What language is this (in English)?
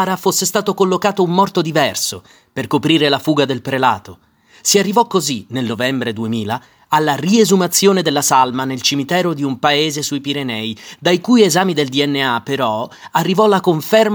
Italian